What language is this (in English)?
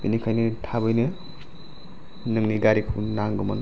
Bodo